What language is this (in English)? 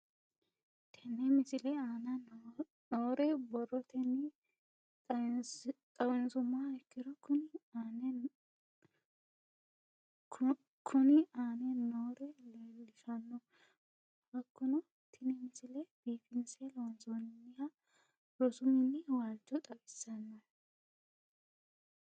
Sidamo